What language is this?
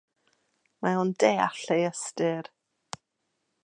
Welsh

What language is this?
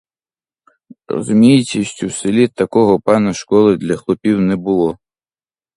Ukrainian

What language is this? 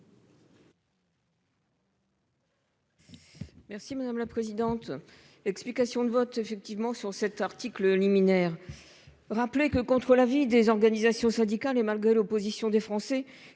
French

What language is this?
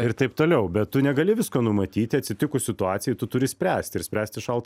Lithuanian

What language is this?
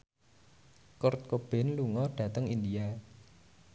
Javanese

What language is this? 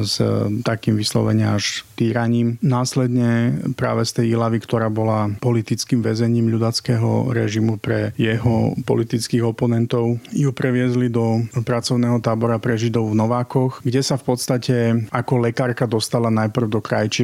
Slovak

